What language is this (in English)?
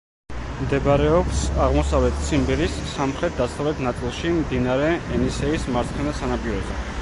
Georgian